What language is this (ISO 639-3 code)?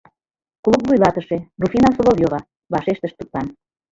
chm